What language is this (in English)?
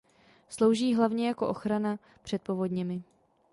Czech